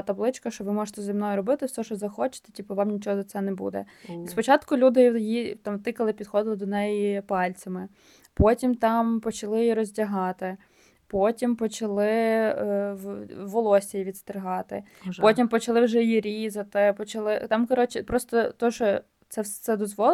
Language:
Ukrainian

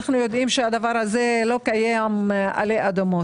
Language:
Hebrew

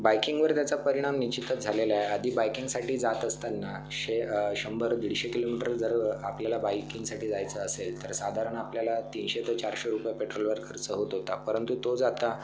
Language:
Marathi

